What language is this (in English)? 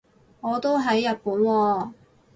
Cantonese